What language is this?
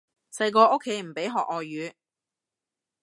Cantonese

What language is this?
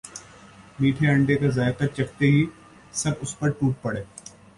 Urdu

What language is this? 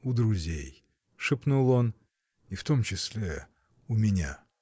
Russian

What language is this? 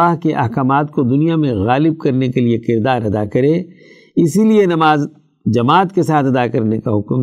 Urdu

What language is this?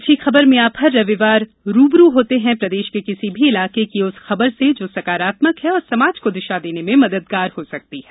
Hindi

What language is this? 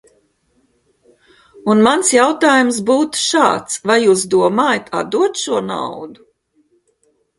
Latvian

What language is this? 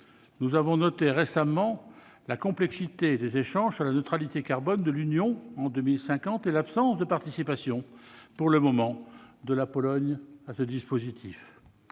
French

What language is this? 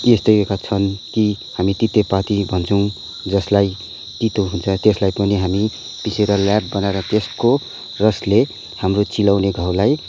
Nepali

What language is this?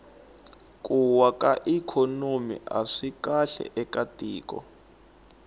Tsonga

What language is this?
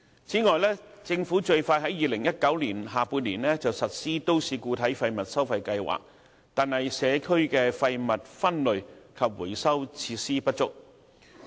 Cantonese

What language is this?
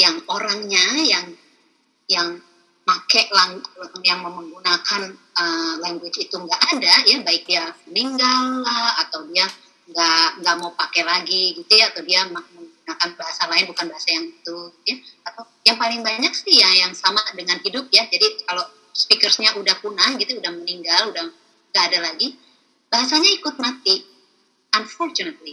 Indonesian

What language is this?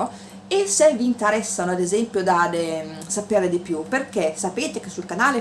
Italian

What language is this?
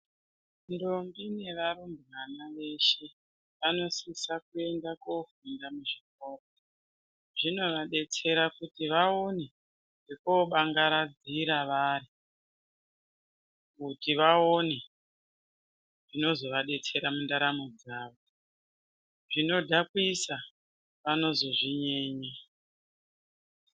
Ndau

